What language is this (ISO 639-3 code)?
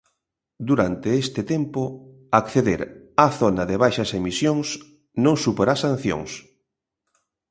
glg